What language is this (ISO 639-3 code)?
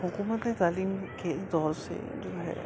urd